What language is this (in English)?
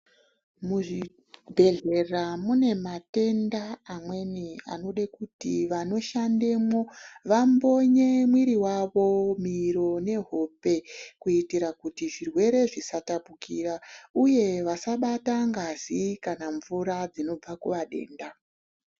Ndau